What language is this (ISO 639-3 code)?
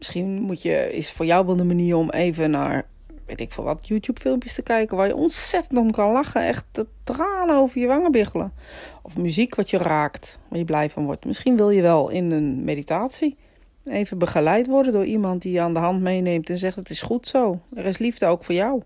nld